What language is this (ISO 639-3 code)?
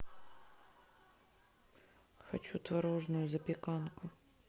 rus